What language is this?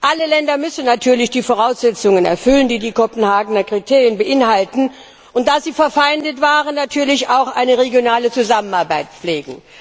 German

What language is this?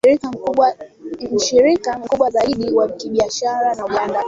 Swahili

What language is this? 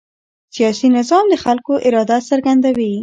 Pashto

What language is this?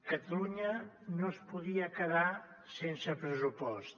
Catalan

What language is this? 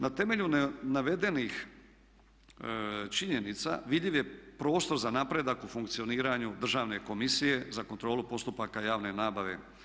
Croatian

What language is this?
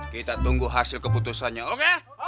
Indonesian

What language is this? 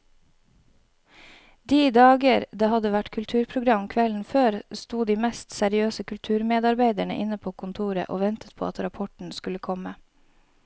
Norwegian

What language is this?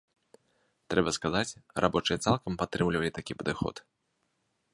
Belarusian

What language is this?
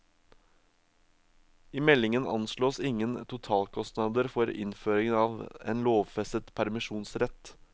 Norwegian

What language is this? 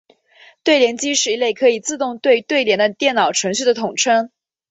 Chinese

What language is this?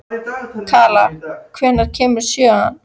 Icelandic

